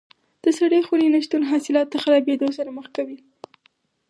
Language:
Pashto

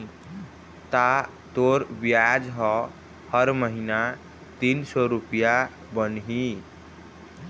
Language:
Chhattisgarhi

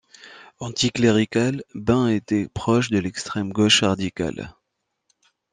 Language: French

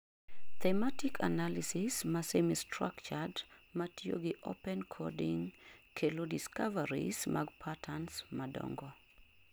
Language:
Luo (Kenya and Tanzania)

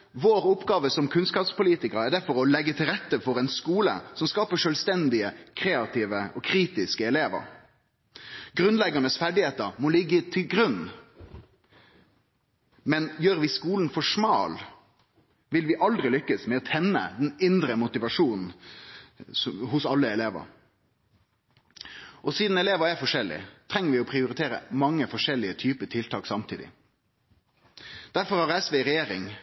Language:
Norwegian Nynorsk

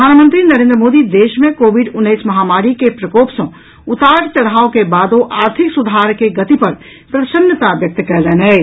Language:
Maithili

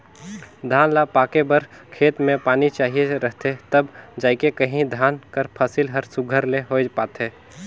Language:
Chhattisgarhi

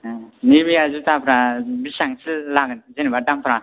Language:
Bodo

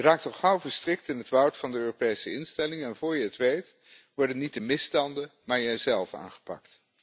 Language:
Dutch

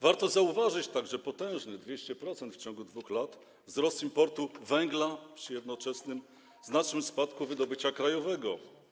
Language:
Polish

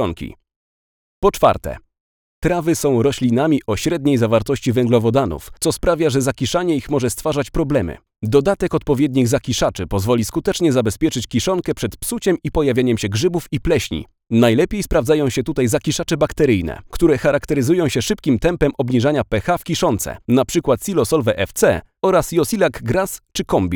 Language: Polish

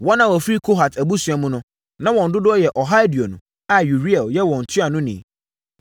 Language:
Akan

